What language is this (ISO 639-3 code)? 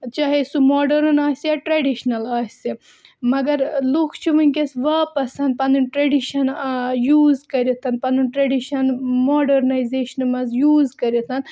kas